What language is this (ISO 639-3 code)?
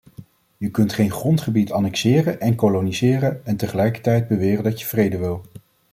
nld